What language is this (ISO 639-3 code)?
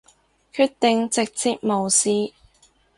yue